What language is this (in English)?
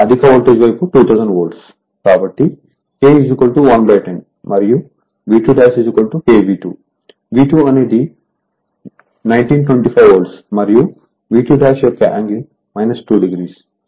Telugu